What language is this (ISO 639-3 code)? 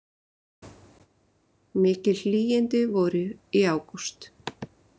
isl